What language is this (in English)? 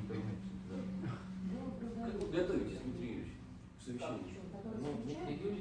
Russian